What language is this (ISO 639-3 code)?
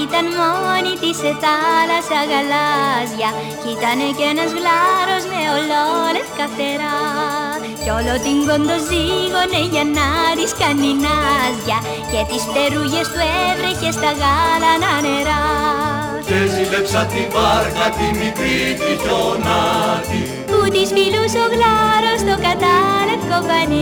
ell